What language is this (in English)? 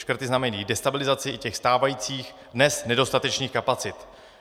Czech